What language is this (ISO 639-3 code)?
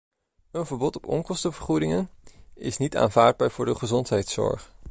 nld